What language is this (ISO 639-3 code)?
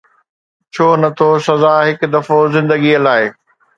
snd